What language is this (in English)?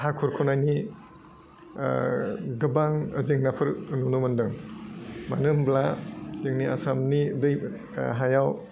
Bodo